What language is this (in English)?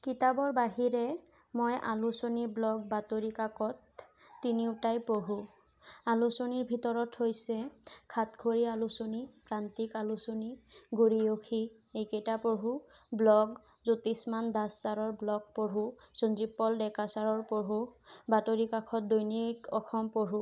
Assamese